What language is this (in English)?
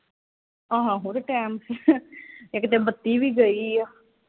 Punjabi